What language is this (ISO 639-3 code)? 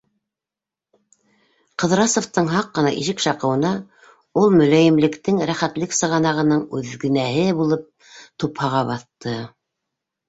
bak